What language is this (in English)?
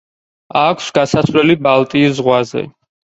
Georgian